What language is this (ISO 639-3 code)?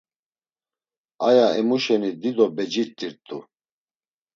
lzz